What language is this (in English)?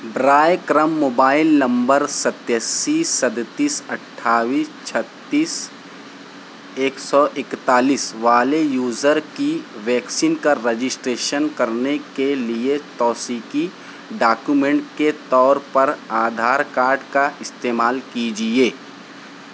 Urdu